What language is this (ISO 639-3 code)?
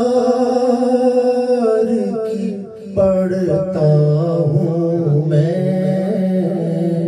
ara